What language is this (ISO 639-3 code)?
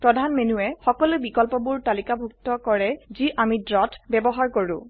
asm